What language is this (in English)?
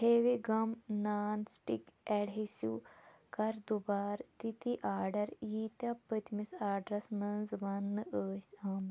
Kashmiri